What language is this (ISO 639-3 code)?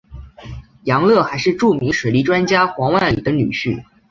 zho